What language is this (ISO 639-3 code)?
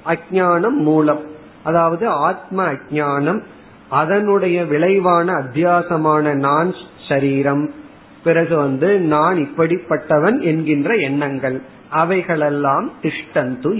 tam